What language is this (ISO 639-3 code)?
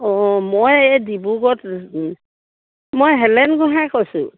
asm